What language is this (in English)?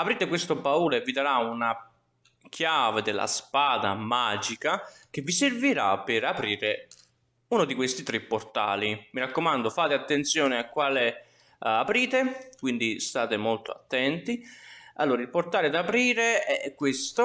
Italian